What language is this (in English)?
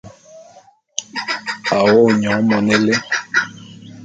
Bulu